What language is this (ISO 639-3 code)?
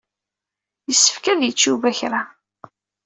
kab